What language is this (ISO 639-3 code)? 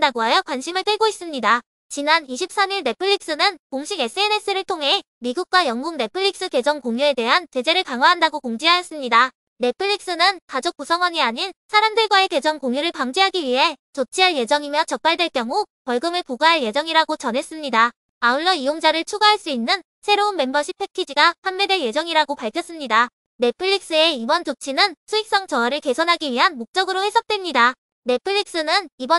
kor